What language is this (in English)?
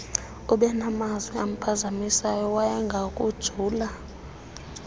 Xhosa